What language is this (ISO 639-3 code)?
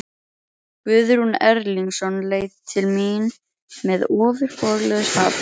isl